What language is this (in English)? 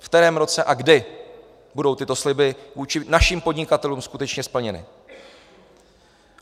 Czech